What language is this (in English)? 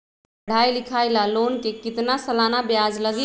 Magahi